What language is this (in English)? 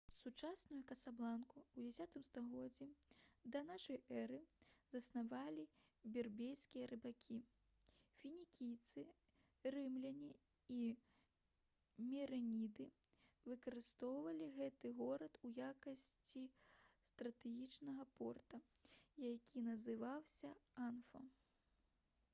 Belarusian